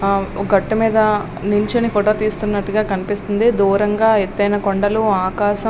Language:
Telugu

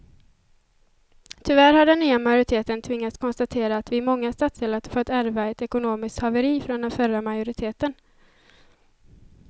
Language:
Swedish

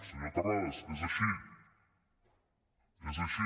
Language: Catalan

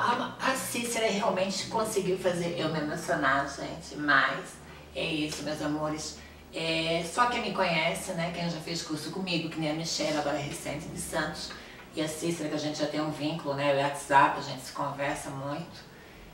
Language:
Portuguese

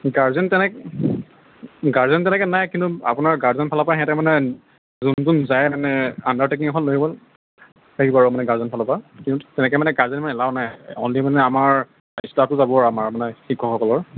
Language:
Assamese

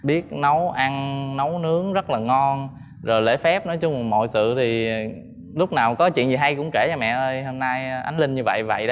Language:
Vietnamese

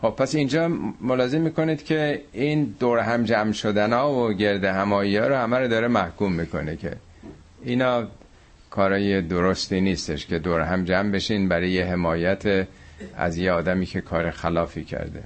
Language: Persian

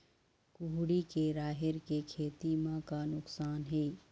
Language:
Chhattisgarhi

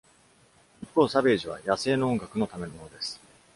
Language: Japanese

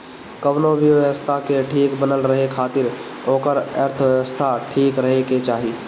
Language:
Bhojpuri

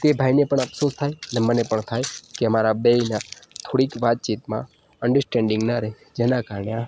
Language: Gujarati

